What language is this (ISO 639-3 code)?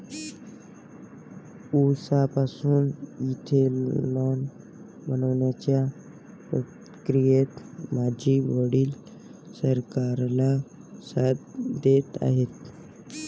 mar